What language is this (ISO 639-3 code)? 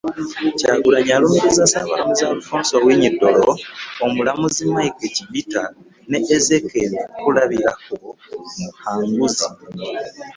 lug